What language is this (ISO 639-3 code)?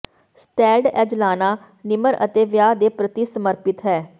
pan